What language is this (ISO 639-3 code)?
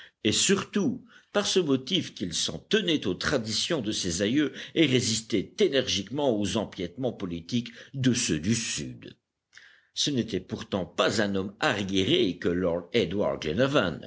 fra